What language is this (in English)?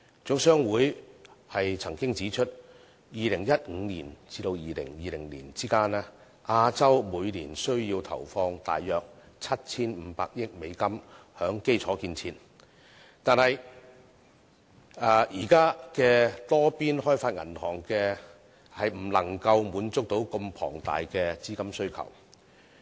Cantonese